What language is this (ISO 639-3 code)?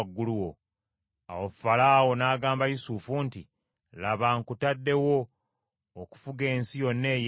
lug